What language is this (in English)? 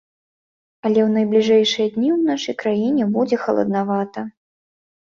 Belarusian